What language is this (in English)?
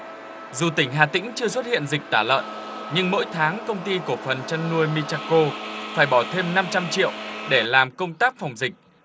Vietnamese